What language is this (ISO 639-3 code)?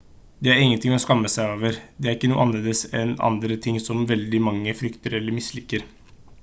nob